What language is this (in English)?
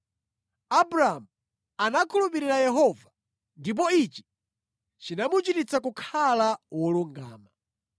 Nyanja